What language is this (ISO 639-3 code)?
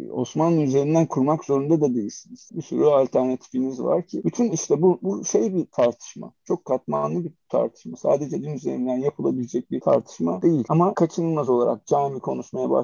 tur